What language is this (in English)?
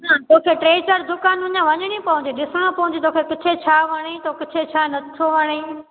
Sindhi